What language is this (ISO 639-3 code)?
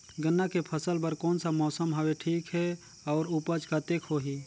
hne